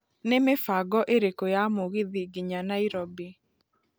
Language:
Kikuyu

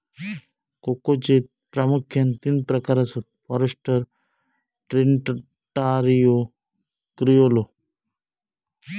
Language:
Marathi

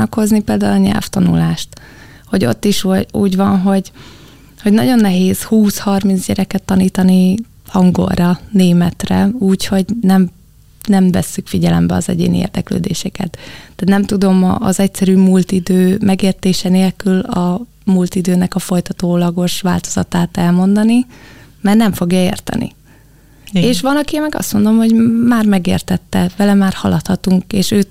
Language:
Hungarian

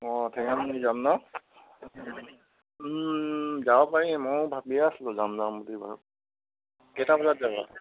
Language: Assamese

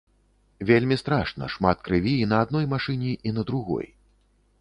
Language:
Belarusian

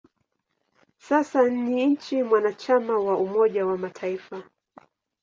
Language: Swahili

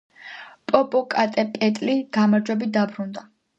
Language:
Georgian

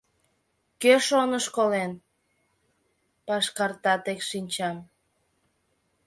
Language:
Mari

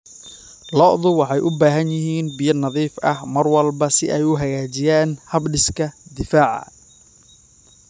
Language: Somali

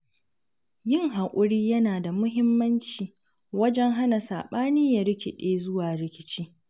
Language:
Hausa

